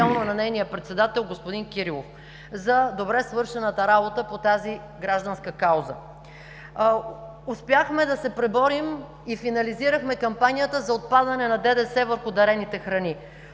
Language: Bulgarian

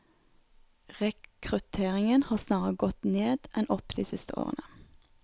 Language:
Norwegian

